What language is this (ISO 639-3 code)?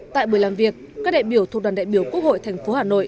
vie